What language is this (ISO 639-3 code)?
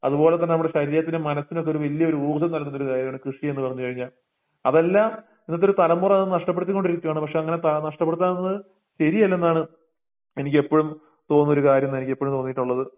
mal